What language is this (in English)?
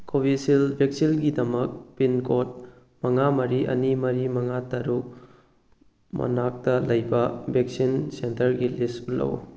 Manipuri